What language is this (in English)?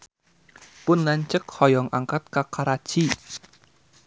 Sundanese